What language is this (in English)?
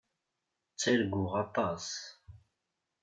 Kabyle